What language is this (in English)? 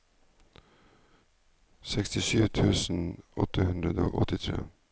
Norwegian